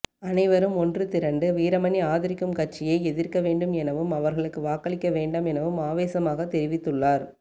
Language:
Tamil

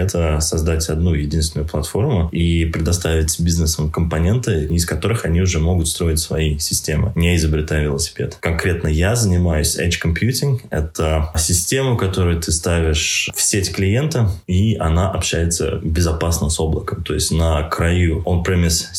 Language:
Russian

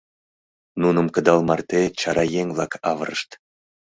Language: Mari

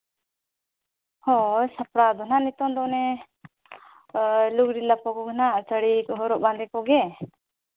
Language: Santali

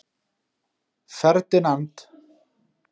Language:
Icelandic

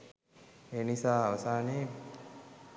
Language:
Sinhala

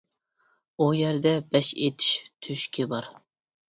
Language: Uyghur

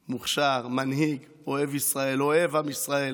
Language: Hebrew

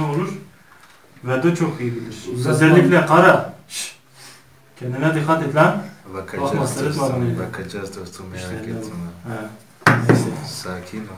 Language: Turkish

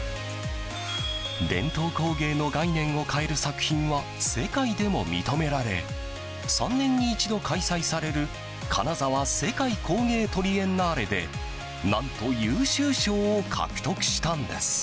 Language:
Japanese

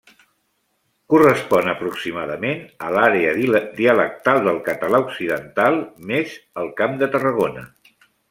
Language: Catalan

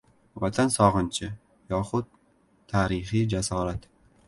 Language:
Uzbek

